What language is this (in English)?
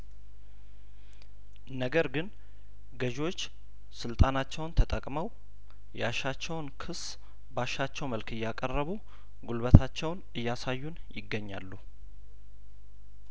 Amharic